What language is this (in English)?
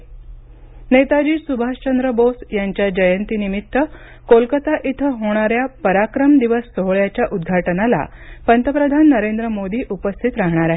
Marathi